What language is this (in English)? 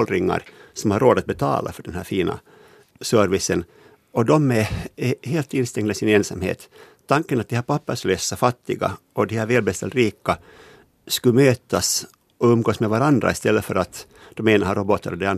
Swedish